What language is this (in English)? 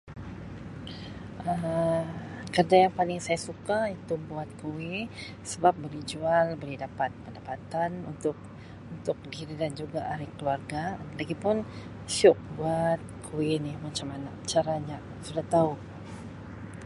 Sabah Malay